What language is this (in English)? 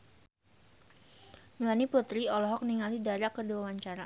Sundanese